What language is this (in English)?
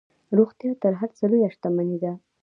Pashto